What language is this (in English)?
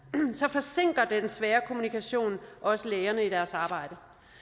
Danish